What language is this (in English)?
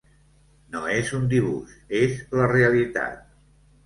Catalan